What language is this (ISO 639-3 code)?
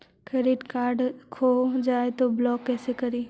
mag